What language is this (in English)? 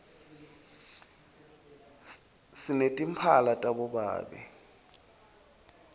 Swati